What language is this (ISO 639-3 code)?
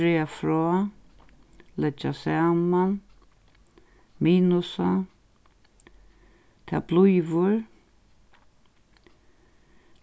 fao